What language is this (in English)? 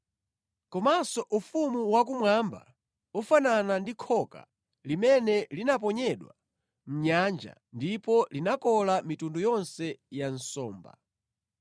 Nyanja